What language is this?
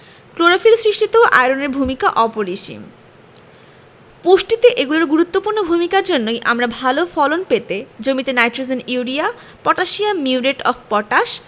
Bangla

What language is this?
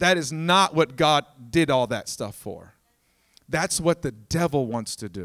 English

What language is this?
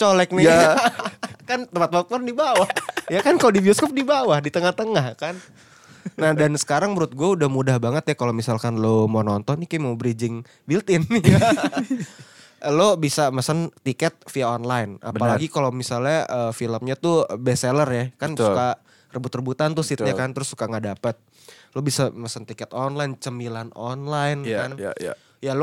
Indonesian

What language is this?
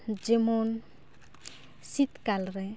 Santali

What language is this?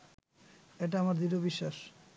Bangla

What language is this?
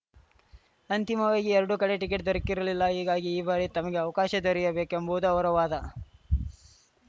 Kannada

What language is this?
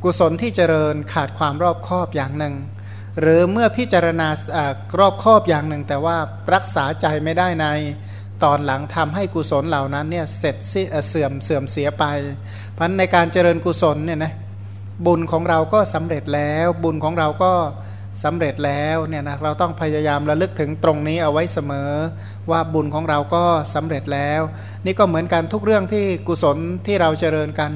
Thai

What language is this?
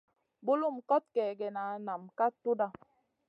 Masana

